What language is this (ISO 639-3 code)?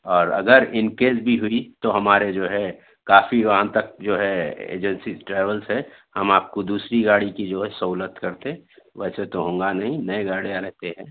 urd